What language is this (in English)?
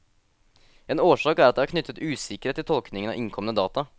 Norwegian